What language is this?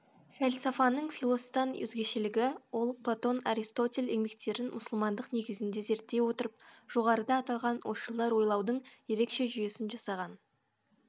Kazakh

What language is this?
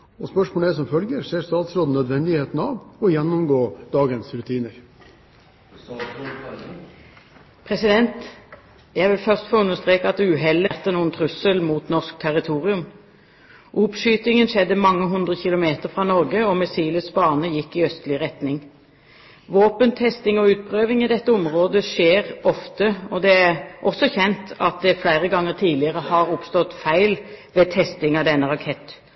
Norwegian Bokmål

